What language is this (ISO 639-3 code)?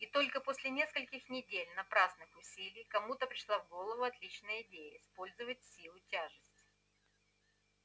rus